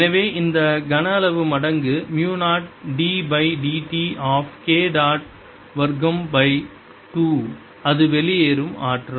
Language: Tamil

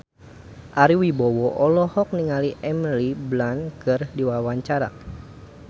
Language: Sundanese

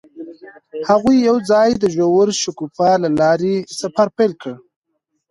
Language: Pashto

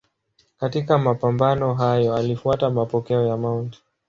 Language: Swahili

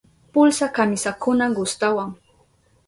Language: Southern Pastaza Quechua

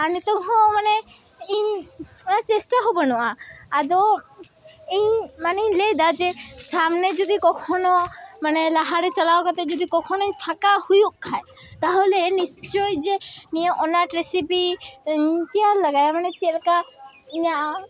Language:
Santali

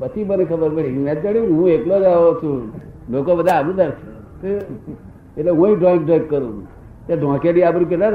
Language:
Gujarati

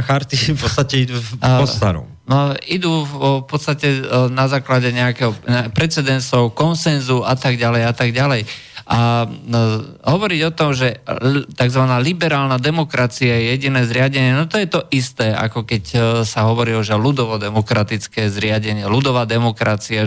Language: Slovak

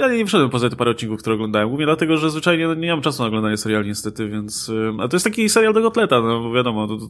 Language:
Polish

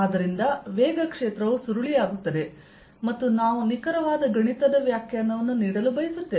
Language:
Kannada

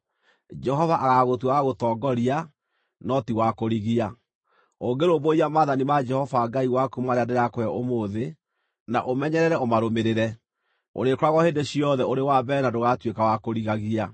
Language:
Kikuyu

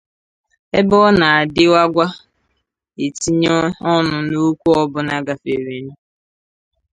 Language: Igbo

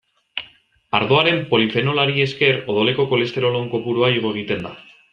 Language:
Basque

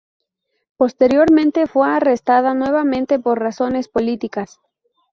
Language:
Spanish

